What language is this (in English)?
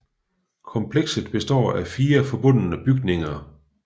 Danish